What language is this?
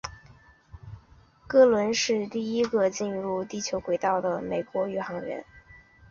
Chinese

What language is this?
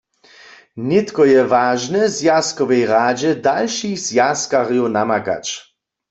Upper Sorbian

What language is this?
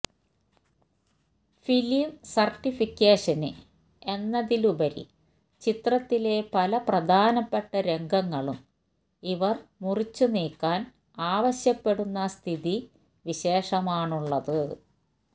Malayalam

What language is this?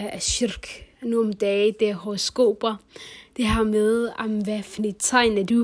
Danish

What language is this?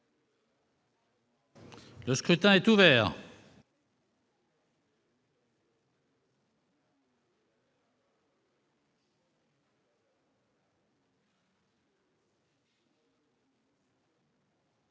French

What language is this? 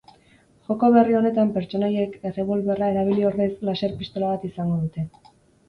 Basque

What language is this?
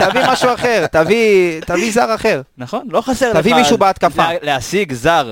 Hebrew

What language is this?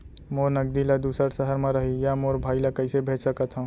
Chhattisgarhi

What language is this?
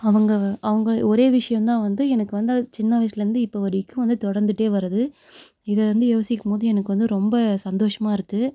Tamil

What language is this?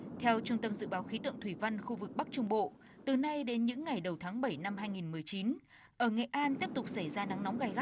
Vietnamese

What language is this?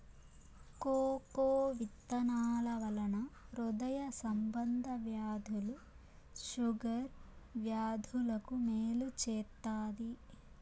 Telugu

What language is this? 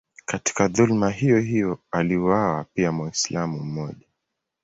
Swahili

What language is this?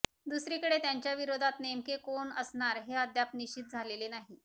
Marathi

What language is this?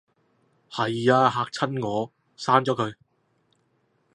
Cantonese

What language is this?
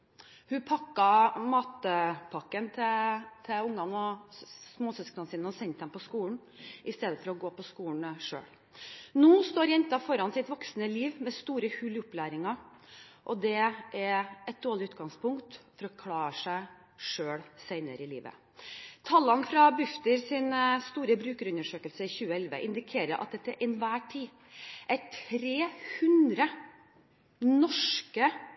Norwegian Bokmål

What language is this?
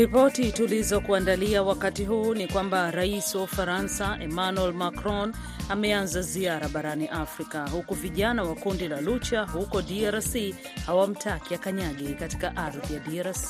Swahili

